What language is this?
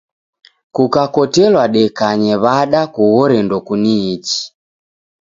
Taita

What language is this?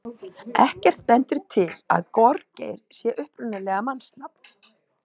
Icelandic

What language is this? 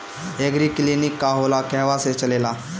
Bhojpuri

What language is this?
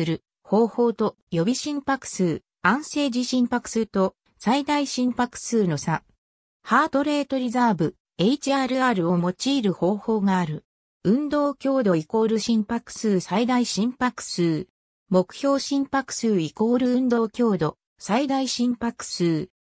Japanese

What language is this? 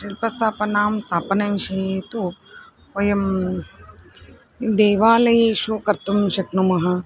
Sanskrit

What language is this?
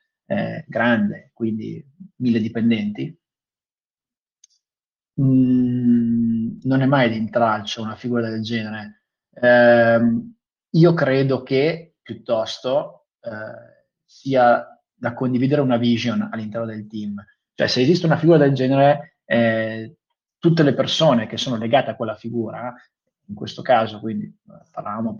Italian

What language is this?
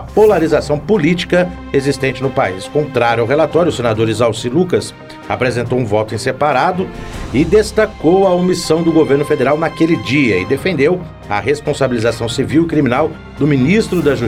Portuguese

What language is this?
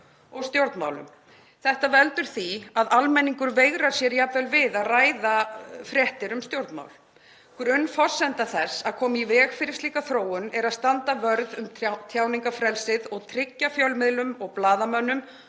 Icelandic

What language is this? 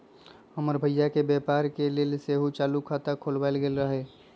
Magahi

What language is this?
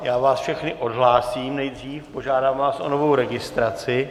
Czech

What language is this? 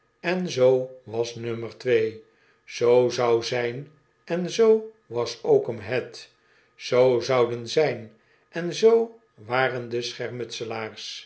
Dutch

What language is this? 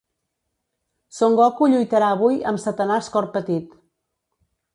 Catalan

